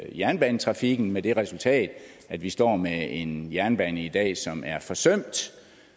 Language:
Danish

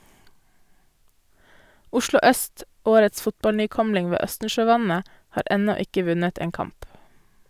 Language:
Norwegian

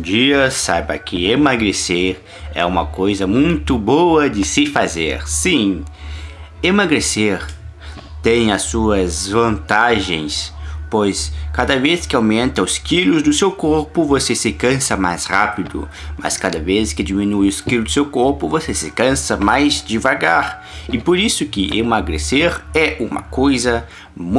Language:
Portuguese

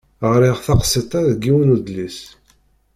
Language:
Kabyle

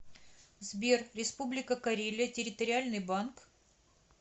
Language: Russian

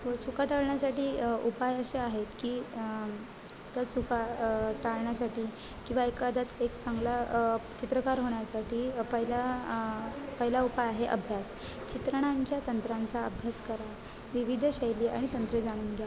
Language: Marathi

